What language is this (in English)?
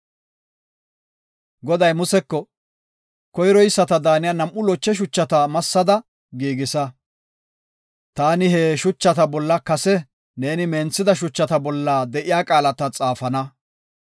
Gofa